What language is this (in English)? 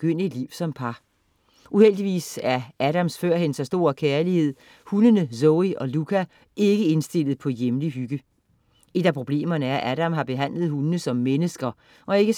Danish